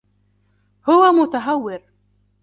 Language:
Arabic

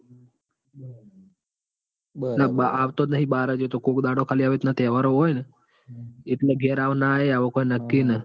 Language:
Gujarati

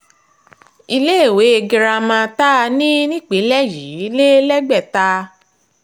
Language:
Yoruba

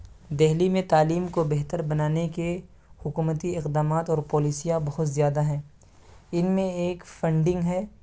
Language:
Urdu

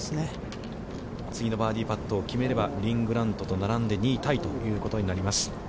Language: Japanese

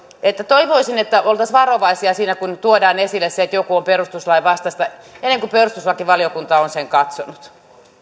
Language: Finnish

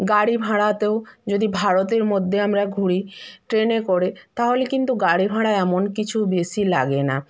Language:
Bangla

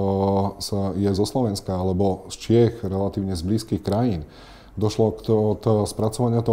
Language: Slovak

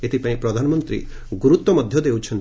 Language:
Odia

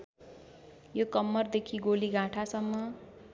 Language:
Nepali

